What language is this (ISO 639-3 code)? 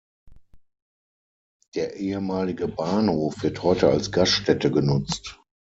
deu